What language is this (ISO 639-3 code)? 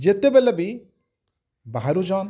ori